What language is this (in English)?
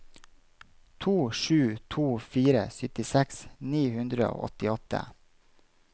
Norwegian